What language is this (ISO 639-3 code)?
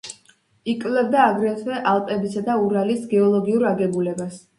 kat